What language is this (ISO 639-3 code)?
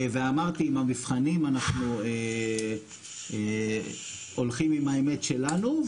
heb